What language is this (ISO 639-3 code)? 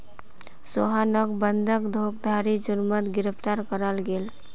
mag